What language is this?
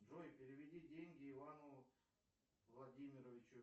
Russian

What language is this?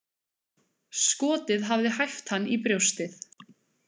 Icelandic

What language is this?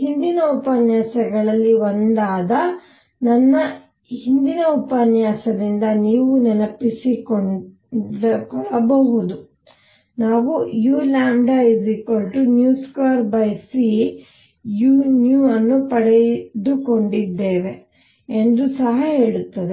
Kannada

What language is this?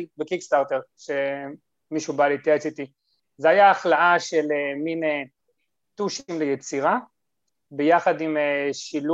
Hebrew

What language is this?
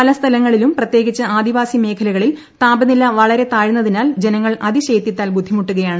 Malayalam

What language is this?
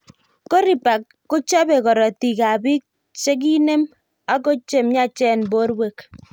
Kalenjin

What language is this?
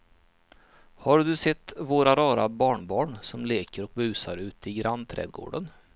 Swedish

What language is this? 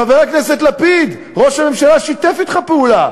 Hebrew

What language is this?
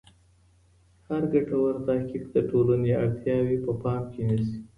Pashto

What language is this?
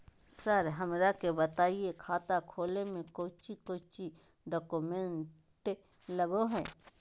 Magahi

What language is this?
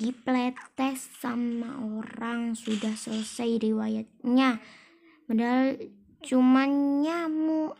Indonesian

